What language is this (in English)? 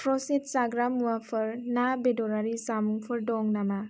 Bodo